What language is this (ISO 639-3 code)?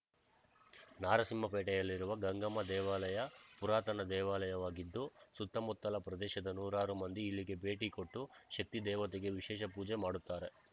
kan